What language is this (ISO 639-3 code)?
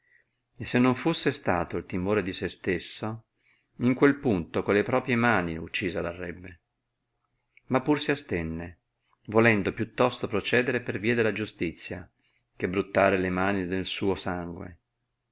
ita